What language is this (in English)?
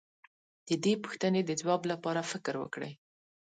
Pashto